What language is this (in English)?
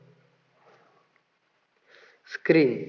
Marathi